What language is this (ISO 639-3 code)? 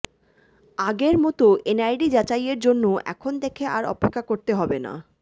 ben